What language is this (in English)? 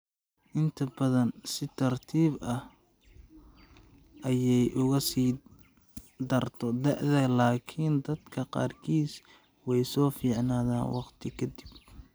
Somali